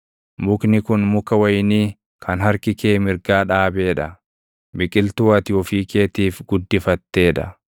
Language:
Oromo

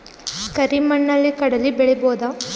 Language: Kannada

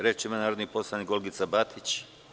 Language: Serbian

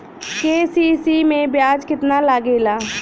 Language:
Bhojpuri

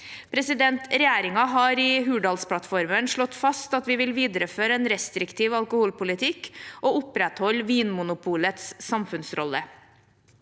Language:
Norwegian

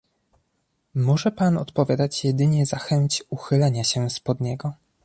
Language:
Polish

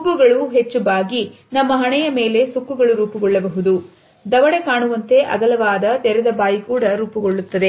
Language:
Kannada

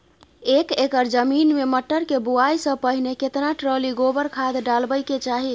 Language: Maithili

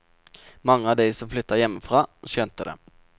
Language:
Norwegian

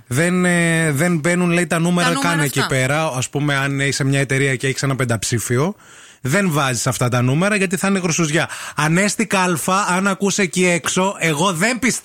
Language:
Greek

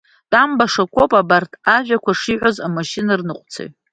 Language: Abkhazian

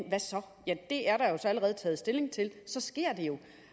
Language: Danish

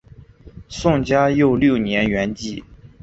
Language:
Chinese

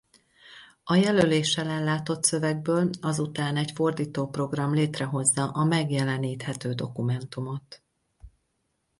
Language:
Hungarian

